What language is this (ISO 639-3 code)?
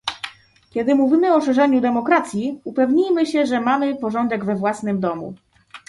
pol